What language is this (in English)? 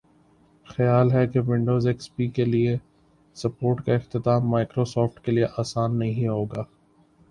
Urdu